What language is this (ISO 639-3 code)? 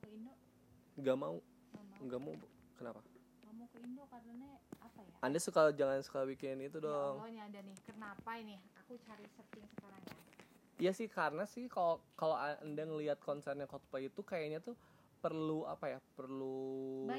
ind